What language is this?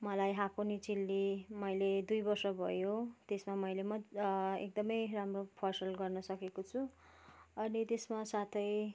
Nepali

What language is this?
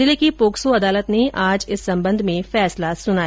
Hindi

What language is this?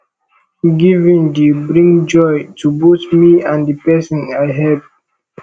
Nigerian Pidgin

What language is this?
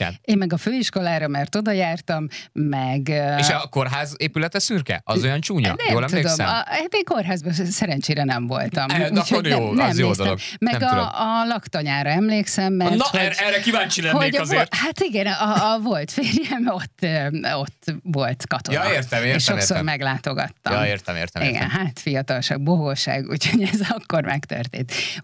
Hungarian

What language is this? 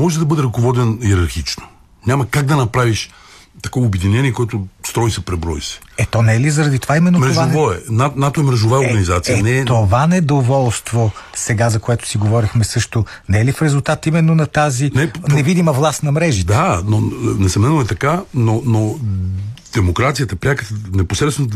Bulgarian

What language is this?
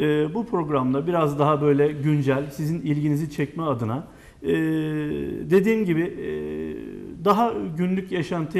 Turkish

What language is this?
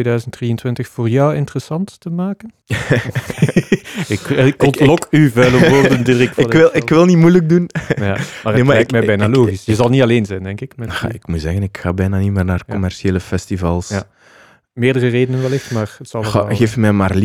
Dutch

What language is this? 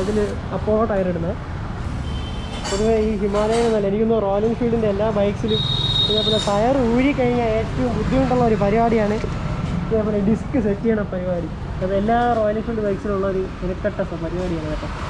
Malayalam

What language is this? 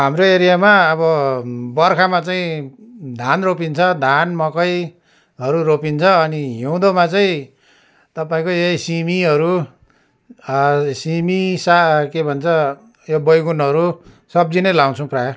Nepali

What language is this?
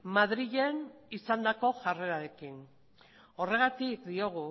Basque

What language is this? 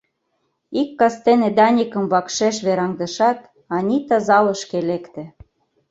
Mari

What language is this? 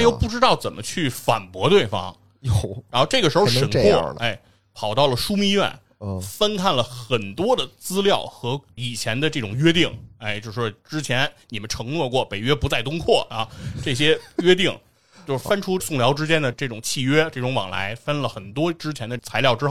Chinese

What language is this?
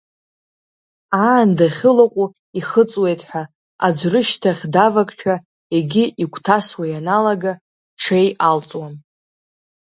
Abkhazian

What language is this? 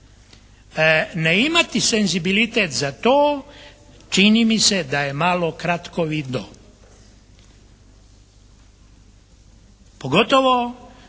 Croatian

